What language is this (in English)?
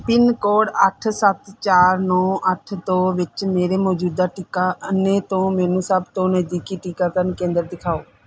Punjabi